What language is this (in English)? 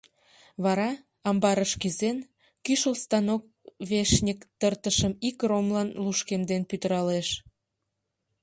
Mari